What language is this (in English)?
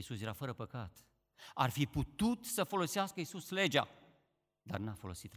Romanian